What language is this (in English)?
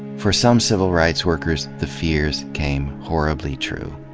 English